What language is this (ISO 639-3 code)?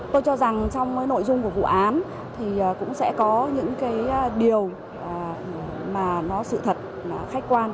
vie